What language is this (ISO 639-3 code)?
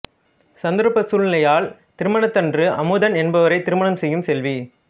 tam